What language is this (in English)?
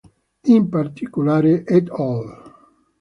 Italian